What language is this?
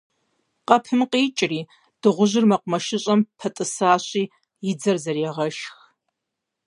Kabardian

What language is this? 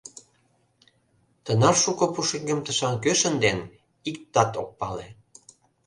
Mari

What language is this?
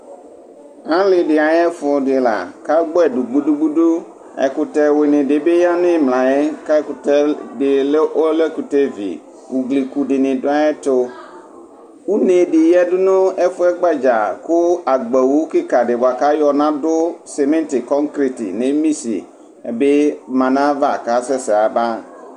Ikposo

